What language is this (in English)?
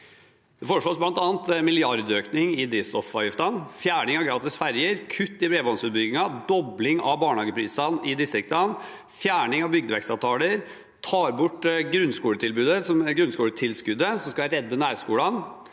Norwegian